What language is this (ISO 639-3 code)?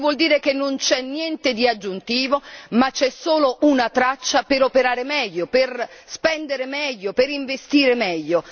ita